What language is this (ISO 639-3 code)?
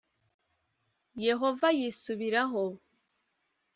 kin